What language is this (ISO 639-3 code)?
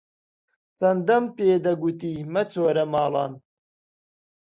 ckb